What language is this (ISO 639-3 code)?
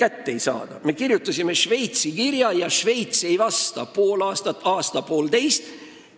est